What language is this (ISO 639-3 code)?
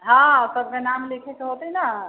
mai